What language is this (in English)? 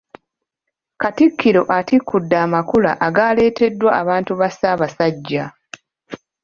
Ganda